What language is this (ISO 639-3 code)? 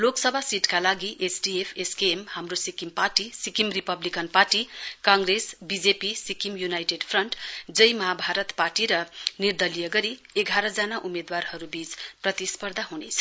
nep